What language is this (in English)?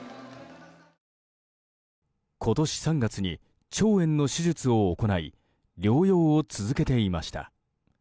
Japanese